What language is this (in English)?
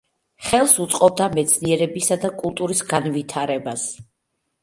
Georgian